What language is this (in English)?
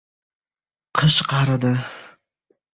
Uzbek